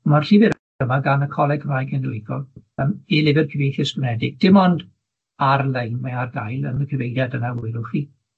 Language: Welsh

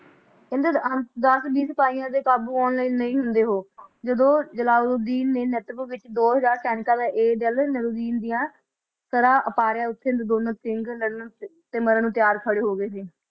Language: Punjabi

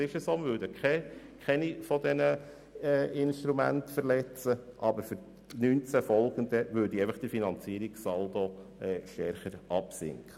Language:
Swiss German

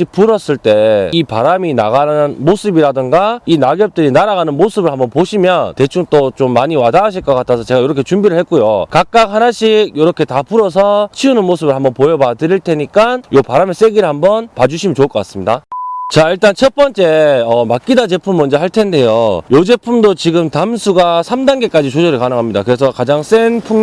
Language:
Korean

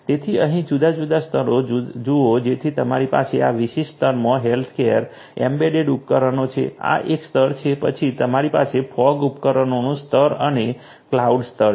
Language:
Gujarati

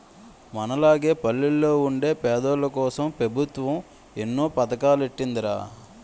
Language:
Telugu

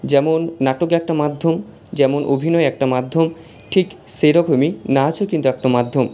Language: Bangla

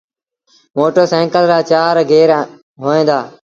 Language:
Sindhi Bhil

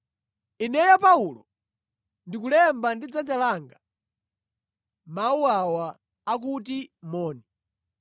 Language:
Nyanja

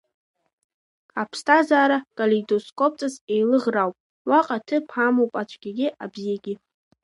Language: Abkhazian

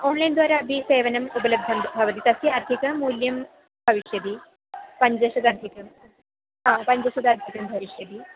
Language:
Sanskrit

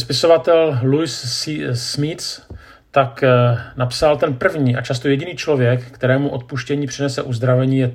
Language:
Czech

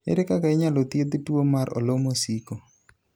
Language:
Luo (Kenya and Tanzania)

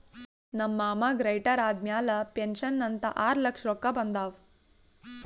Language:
Kannada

